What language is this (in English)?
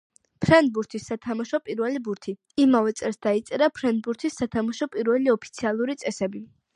Georgian